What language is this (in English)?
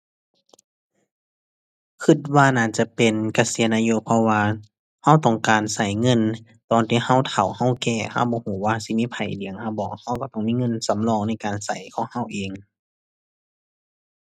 Thai